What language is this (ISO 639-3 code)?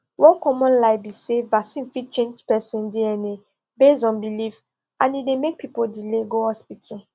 pcm